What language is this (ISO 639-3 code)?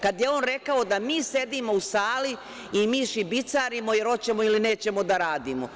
srp